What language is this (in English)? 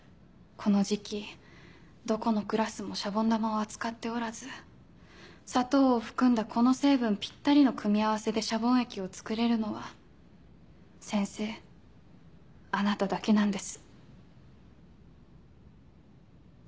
Japanese